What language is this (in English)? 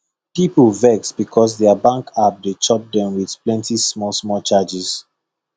Nigerian Pidgin